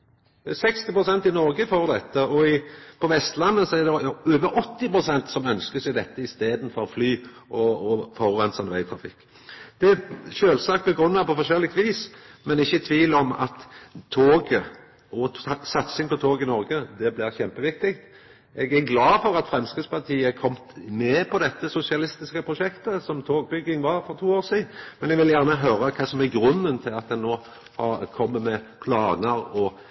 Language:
Norwegian Nynorsk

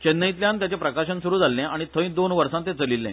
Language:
Konkani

